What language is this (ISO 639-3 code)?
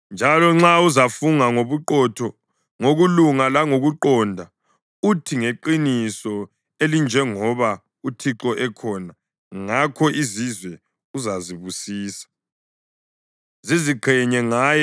nde